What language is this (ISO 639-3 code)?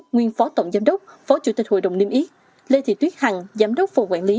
vie